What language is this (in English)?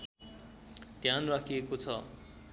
Nepali